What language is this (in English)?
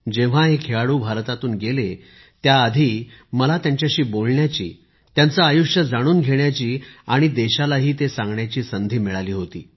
Marathi